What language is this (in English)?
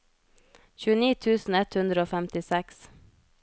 Norwegian